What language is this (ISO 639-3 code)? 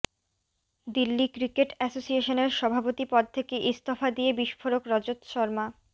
ben